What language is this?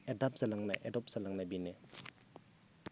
Bodo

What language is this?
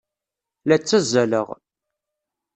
Kabyle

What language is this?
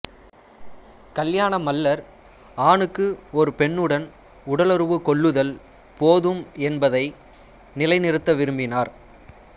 Tamil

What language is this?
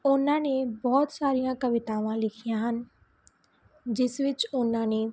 Punjabi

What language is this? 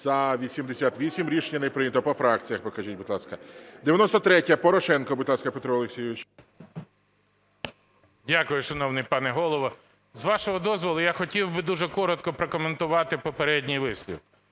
Ukrainian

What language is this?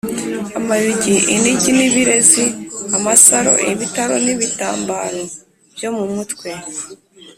Kinyarwanda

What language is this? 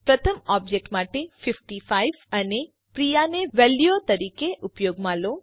Gujarati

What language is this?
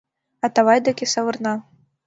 Mari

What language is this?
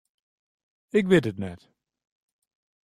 Western Frisian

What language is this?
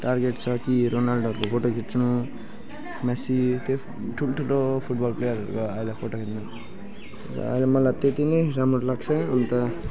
Nepali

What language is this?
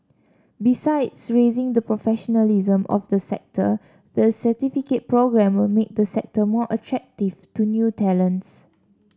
English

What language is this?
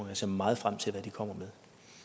Danish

